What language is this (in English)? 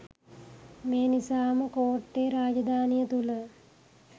Sinhala